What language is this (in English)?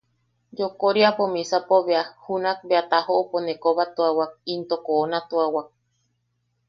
Yaqui